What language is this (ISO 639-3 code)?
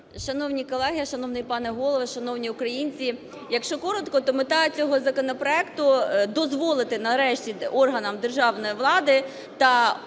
ukr